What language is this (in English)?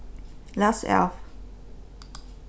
Faroese